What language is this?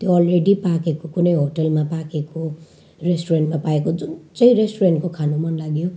Nepali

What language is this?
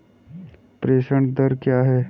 Hindi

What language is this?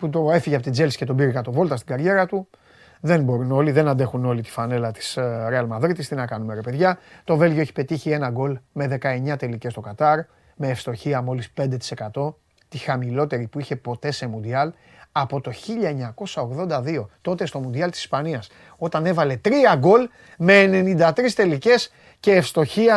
Greek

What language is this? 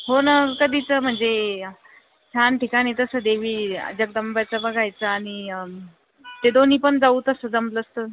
Marathi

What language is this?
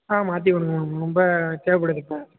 Tamil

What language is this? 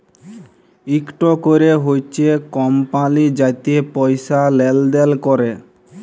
Bangla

